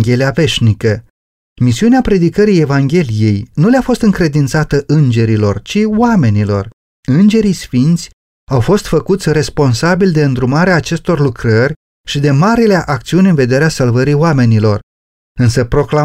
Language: Romanian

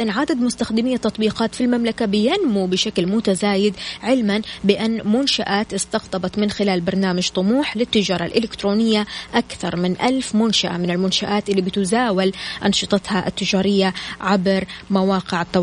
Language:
Arabic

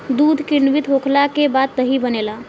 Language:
Bhojpuri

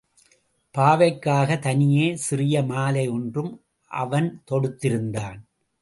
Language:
Tamil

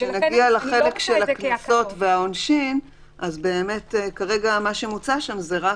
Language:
Hebrew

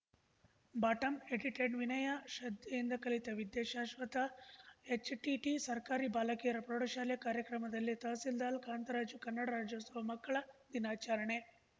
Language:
Kannada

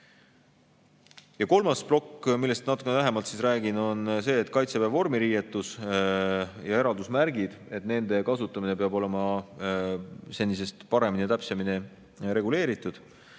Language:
Estonian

